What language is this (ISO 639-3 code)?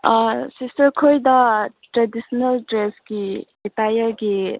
mni